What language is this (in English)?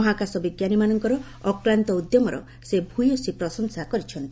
Odia